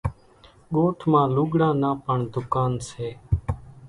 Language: Kachi Koli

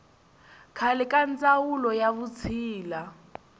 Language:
Tsonga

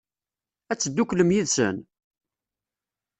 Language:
Kabyle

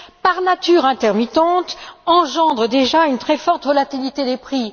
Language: French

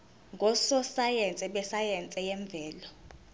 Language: Zulu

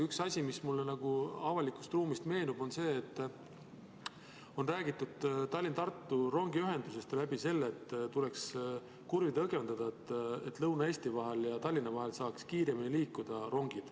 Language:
Estonian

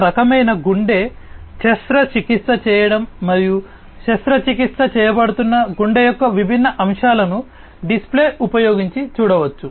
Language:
Telugu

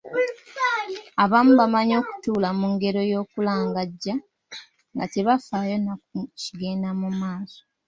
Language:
Ganda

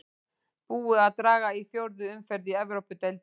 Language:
Icelandic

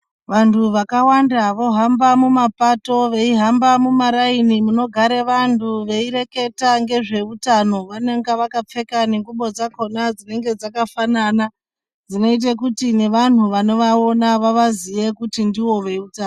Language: Ndau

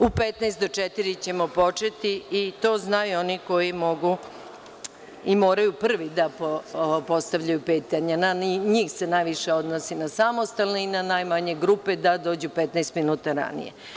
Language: Serbian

